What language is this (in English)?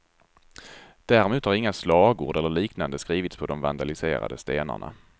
Swedish